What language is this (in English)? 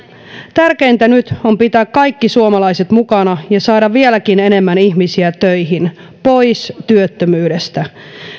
Finnish